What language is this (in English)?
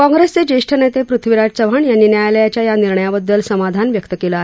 Marathi